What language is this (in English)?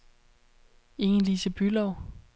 Danish